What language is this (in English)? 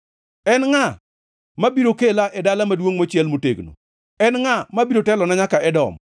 Luo (Kenya and Tanzania)